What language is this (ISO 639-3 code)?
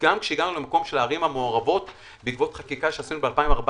heb